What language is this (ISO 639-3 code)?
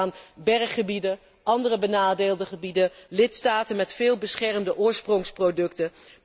nld